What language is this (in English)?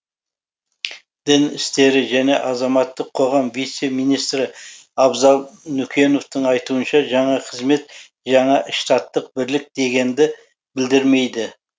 Kazakh